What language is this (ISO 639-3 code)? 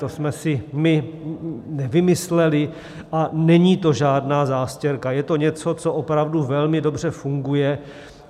ces